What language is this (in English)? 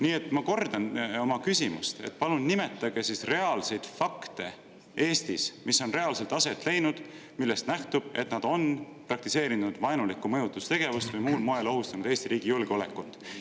Estonian